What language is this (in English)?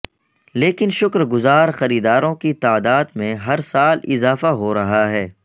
Urdu